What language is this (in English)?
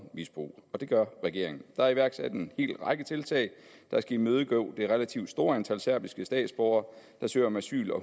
Danish